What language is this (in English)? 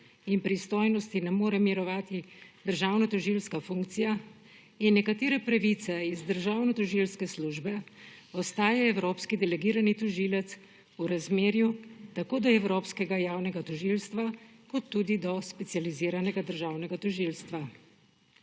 Slovenian